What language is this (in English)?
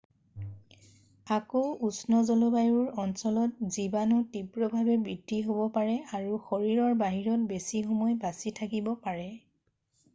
Assamese